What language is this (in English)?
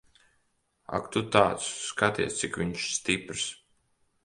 Latvian